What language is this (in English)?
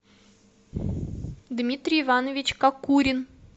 Russian